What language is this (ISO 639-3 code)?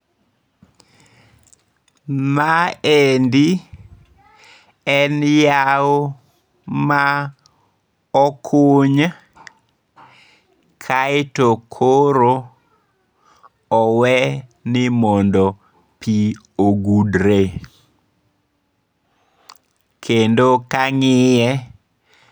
luo